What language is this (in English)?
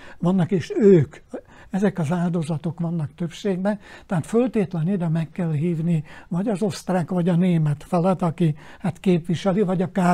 Hungarian